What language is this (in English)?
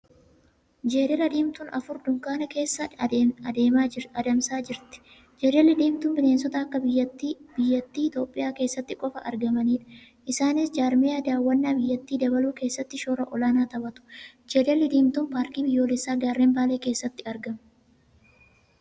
Oromo